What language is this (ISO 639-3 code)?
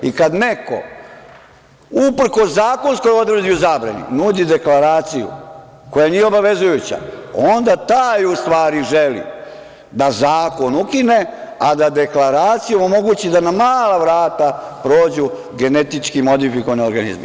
srp